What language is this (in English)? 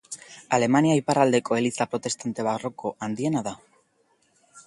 Basque